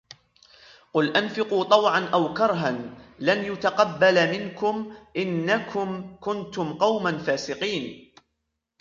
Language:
Arabic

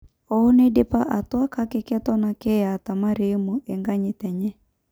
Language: Masai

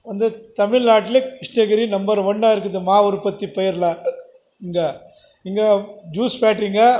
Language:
Tamil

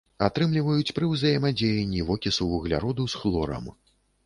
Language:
Belarusian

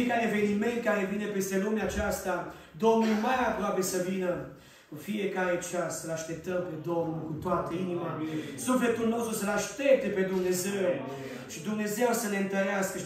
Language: Romanian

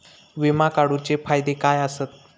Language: Marathi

